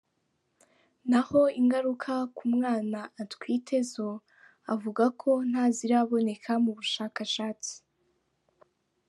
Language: Kinyarwanda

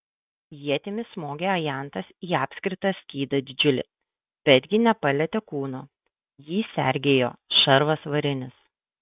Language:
Lithuanian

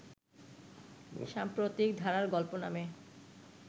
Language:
Bangla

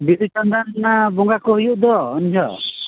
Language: Santali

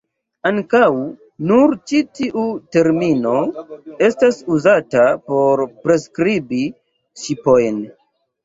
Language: Esperanto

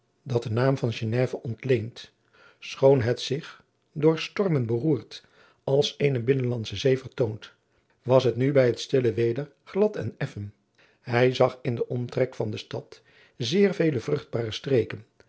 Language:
Dutch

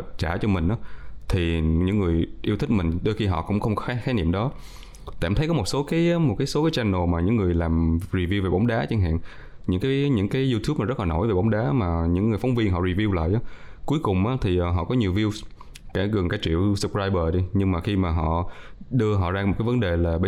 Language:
Vietnamese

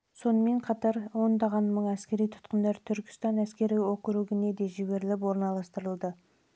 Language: Kazakh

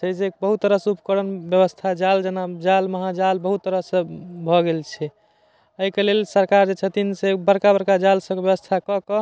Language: Maithili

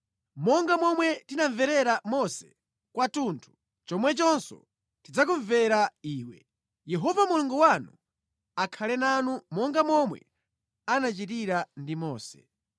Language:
Nyanja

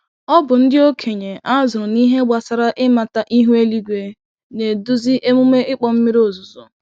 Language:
Igbo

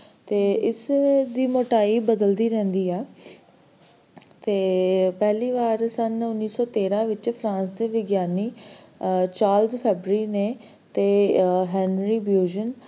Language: Punjabi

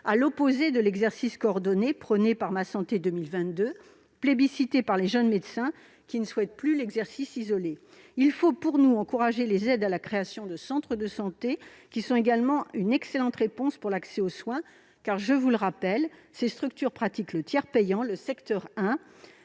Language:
French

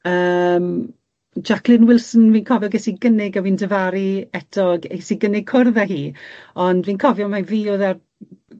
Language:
Welsh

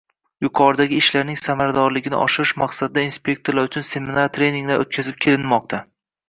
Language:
Uzbek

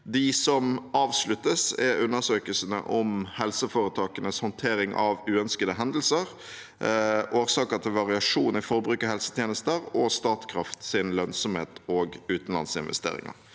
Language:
Norwegian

